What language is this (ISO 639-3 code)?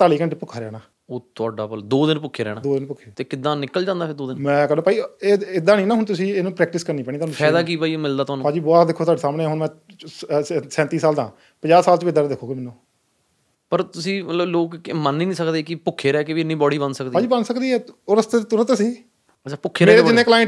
pan